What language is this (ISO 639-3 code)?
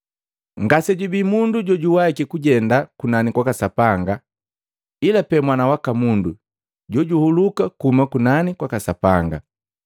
mgv